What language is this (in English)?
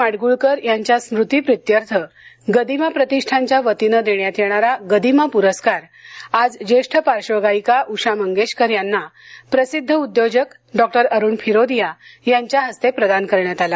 Marathi